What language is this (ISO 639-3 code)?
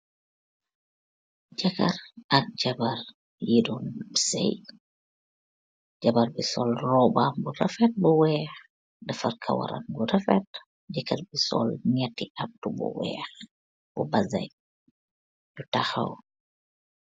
wol